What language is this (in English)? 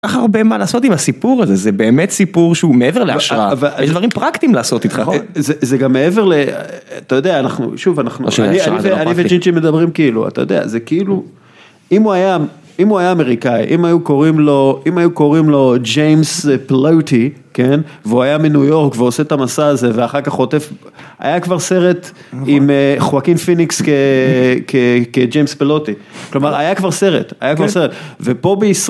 Hebrew